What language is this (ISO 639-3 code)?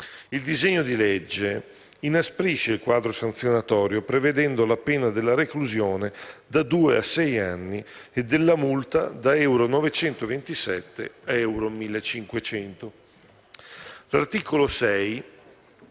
ita